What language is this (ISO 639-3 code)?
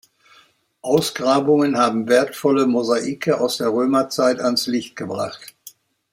deu